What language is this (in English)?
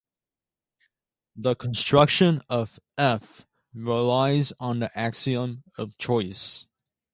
English